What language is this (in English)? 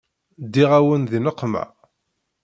Kabyle